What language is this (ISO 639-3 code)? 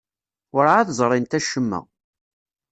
kab